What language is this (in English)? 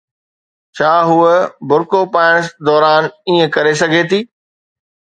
Sindhi